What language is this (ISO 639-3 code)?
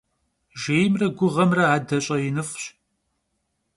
kbd